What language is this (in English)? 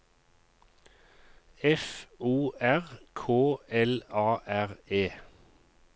Norwegian